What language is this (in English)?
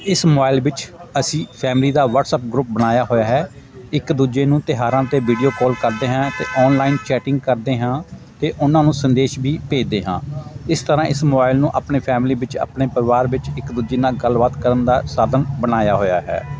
Punjabi